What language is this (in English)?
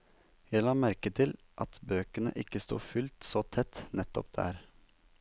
Norwegian